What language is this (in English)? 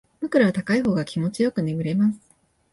Japanese